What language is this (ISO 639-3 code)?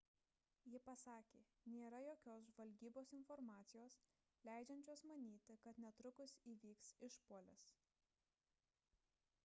lit